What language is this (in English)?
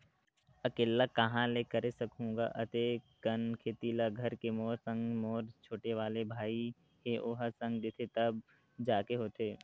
Chhattisgarhi